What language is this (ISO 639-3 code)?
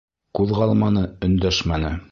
bak